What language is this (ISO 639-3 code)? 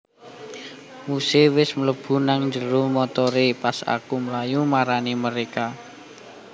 jav